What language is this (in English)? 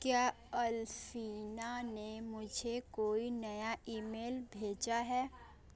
Hindi